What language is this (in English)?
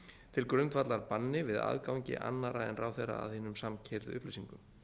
Icelandic